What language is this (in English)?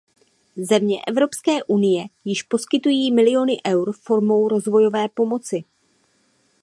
Czech